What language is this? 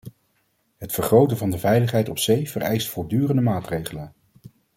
Dutch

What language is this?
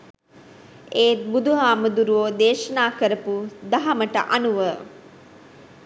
Sinhala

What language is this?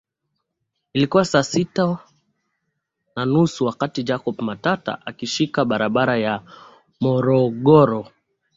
Swahili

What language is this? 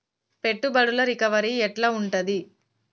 Telugu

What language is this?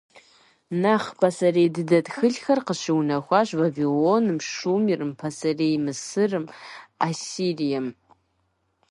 Kabardian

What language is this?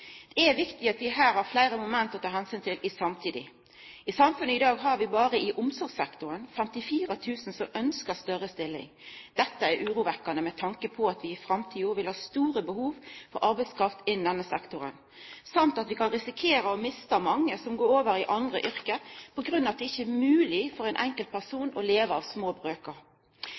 Norwegian Nynorsk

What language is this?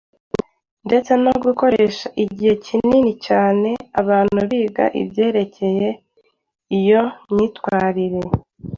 Kinyarwanda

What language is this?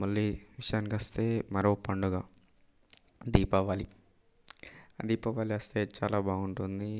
Telugu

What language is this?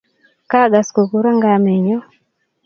Kalenjin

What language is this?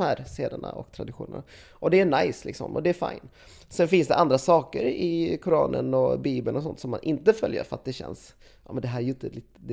Swedish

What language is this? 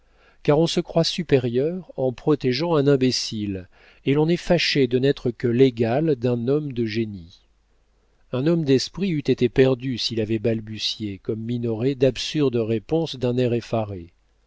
French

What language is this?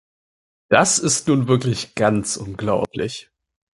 German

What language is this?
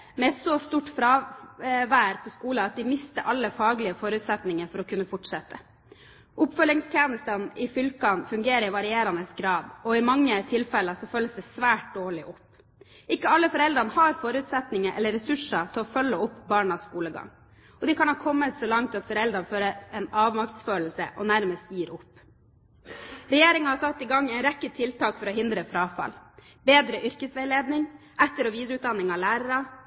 Norwegian Bokmål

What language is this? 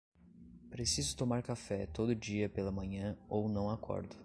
Portuguese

